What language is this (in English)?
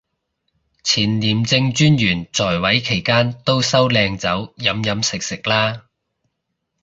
Cantonese